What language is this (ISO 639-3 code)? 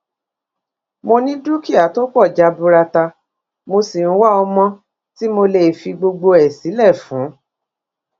yor